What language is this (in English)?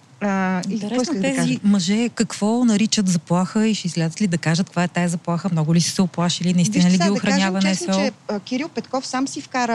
Bulgarian